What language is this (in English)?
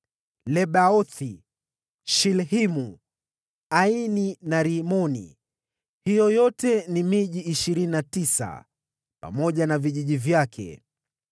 Swahili